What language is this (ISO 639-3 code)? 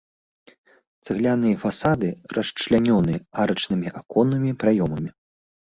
bel